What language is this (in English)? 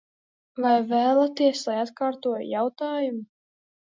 Latvian